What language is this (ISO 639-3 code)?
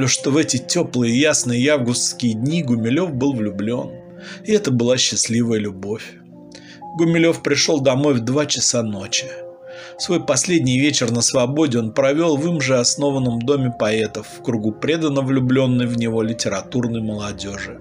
rus